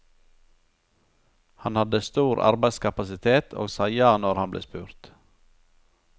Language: Norwegian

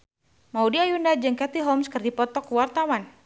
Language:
Sundanese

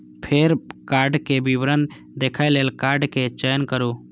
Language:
Maithili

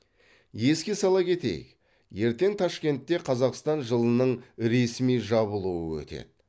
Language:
Kazakh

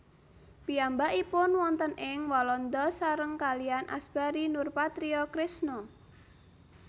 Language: Javanese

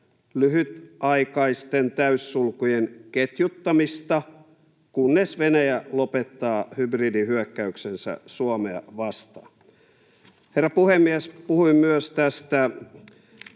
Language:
Finnish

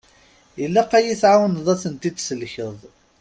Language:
Kabyle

